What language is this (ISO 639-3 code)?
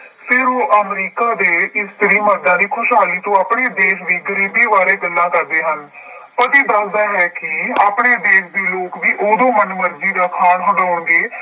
pan